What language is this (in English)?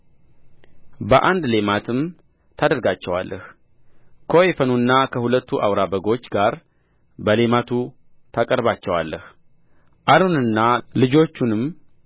Amharic